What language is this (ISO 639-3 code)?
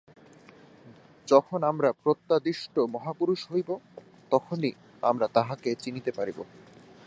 ben